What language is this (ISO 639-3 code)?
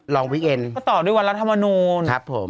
tha